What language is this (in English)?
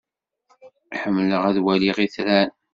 Kabyle